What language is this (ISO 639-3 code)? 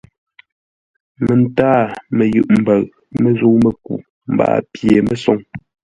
nla